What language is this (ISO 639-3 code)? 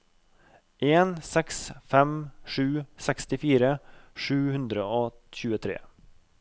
nor